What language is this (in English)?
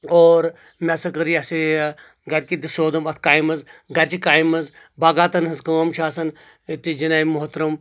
Kashmiri